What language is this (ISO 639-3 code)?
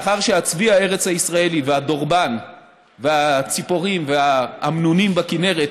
heb